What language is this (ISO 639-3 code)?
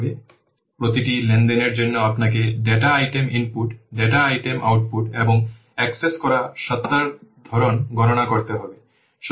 ben